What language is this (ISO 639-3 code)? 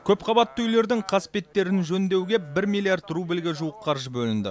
kaz